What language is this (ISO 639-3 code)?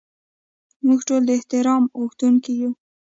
pus